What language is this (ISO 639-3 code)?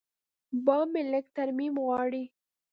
pus